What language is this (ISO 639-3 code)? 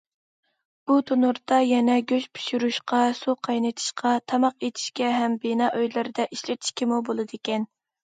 uig